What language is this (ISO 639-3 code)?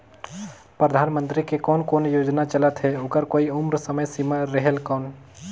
hne